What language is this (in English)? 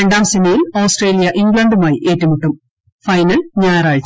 Malayalam